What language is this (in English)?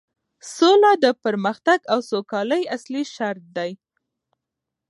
Pashto